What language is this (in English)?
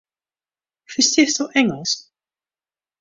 Western Frisian